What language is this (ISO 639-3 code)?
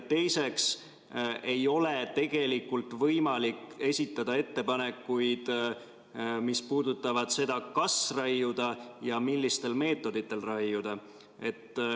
est